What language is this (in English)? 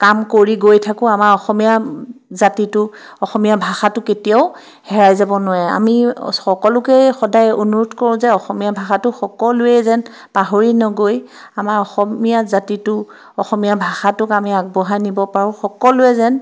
Assamese